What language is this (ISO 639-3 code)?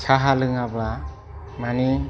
brx